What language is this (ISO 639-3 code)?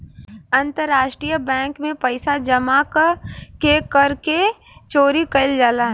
bho